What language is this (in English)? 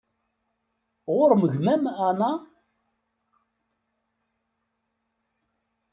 Kabyle